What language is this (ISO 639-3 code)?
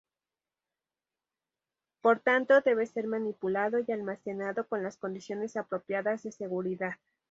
spa